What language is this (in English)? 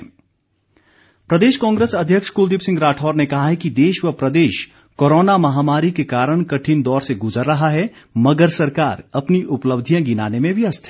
Hindi